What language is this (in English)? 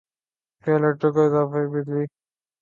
Urdu